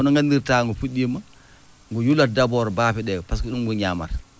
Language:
Fula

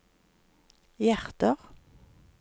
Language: Norwegian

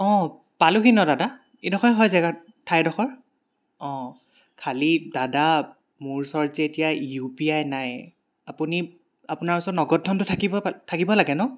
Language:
Assamese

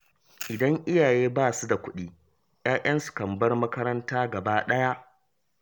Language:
Hausa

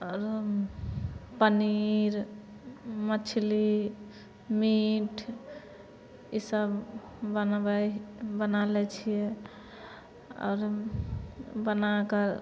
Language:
Maithili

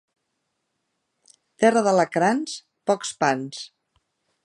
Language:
Catalan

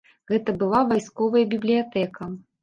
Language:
Belarusian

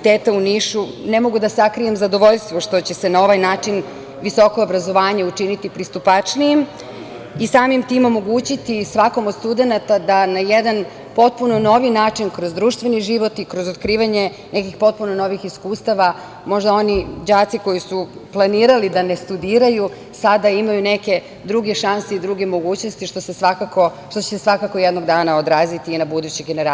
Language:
Serbian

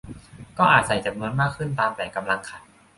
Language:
Thai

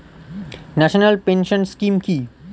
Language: Bangla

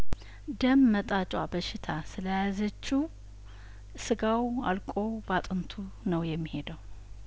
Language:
Amharic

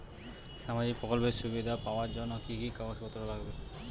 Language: Bangla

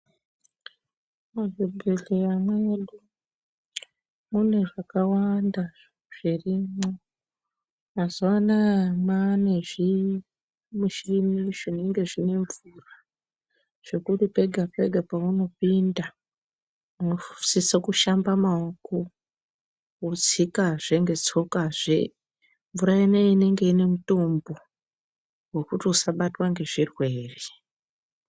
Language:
Ndau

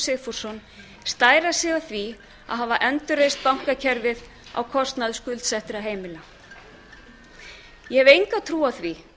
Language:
Icelandic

